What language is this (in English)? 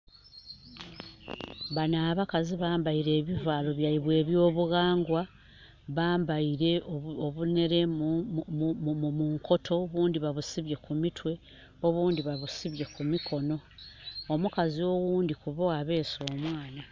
Soga